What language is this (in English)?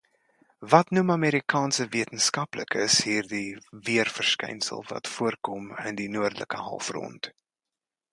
Afrikaans